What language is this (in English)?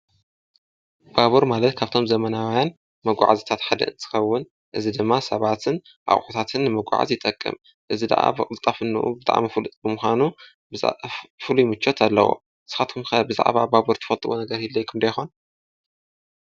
Tigrinya